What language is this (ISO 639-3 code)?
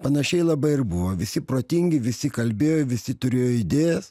lit